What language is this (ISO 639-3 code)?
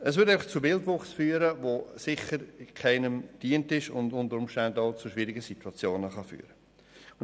gsw